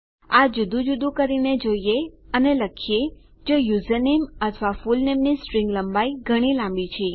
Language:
Gujarati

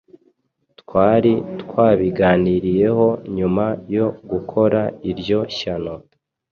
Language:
Kinyarwanda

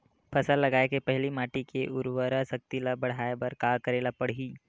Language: Chhattisgarhi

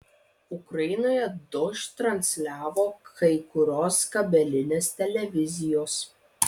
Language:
Lithuanian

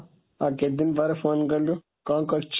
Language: Odia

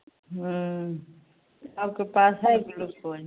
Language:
Hindi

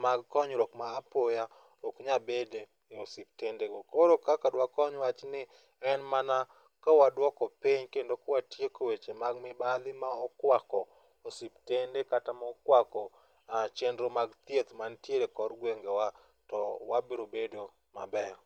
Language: Luo (Kenya and Tanzania)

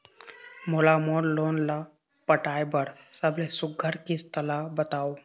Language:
Chhattisgarhi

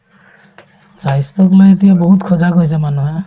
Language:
Assamese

